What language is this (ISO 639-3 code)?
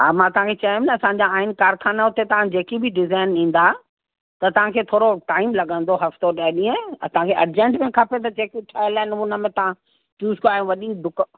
snd